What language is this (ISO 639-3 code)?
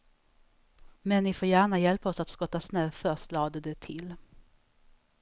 swe